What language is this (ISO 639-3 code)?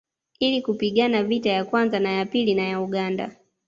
swa